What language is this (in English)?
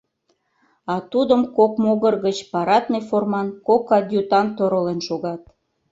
Mari